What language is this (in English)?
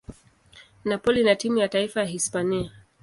Swahili